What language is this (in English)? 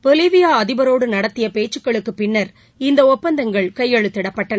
Tamil